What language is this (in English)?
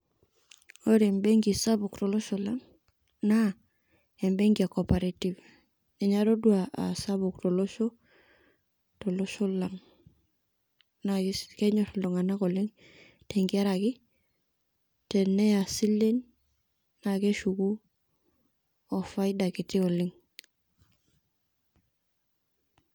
Masai